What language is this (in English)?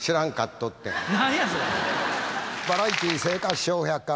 Japanese